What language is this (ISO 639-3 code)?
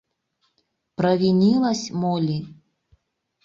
chm